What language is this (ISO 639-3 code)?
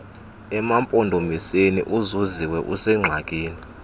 xho